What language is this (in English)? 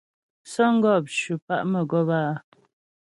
Ghomala